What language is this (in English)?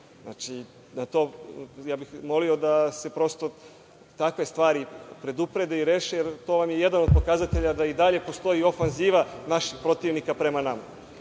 Serbian